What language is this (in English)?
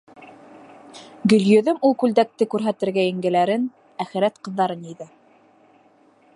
Bashkir